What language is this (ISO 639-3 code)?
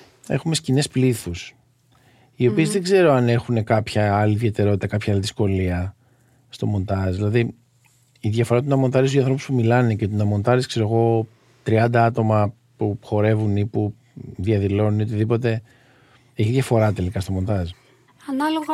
ell